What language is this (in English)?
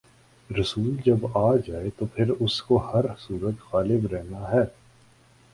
Urdu